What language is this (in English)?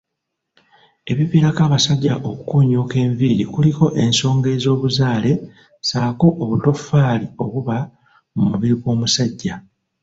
Ganda